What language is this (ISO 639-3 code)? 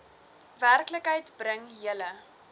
afr